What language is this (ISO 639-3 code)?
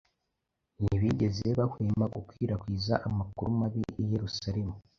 kin